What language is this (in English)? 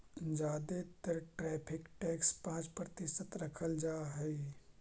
Magahi